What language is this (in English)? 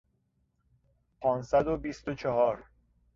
Persian